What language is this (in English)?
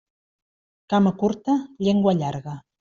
Catalan